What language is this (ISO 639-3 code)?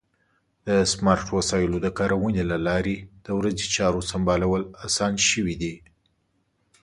pus